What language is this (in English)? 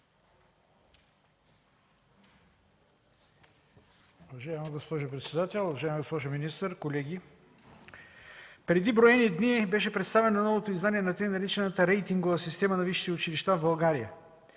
Bulgarian